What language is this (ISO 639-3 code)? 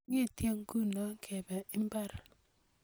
kln